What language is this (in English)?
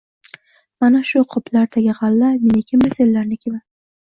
Uzbek